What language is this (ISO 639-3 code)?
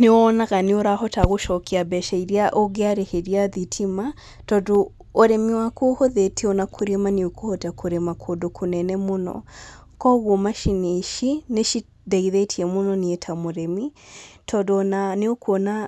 kik